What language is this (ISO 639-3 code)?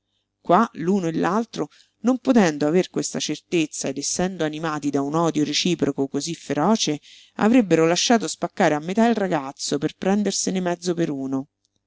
ita